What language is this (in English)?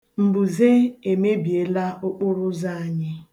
Igbo